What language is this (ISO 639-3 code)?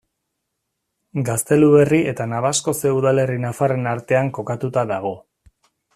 eus